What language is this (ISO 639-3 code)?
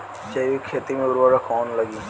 bho